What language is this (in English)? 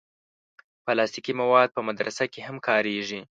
Pashto